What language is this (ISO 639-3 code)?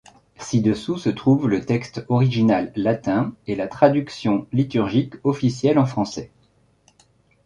fra